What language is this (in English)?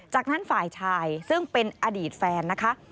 Thai